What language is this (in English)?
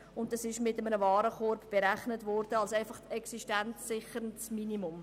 Swiss German